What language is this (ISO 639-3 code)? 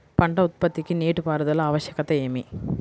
tel